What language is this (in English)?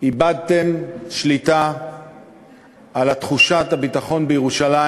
Hebrew